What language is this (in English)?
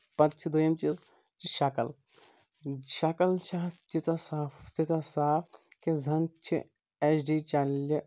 Kashmiri